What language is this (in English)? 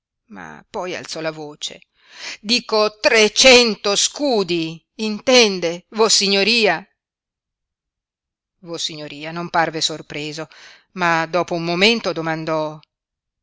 Italian